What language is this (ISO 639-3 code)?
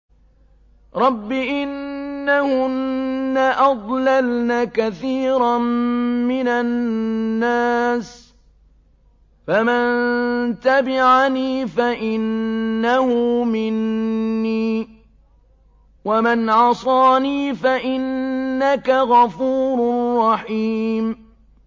ara